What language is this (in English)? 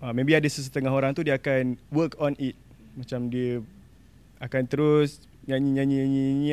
Malay